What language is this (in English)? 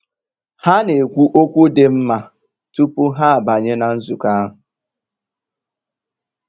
Igbo